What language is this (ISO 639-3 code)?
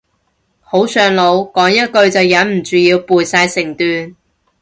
yue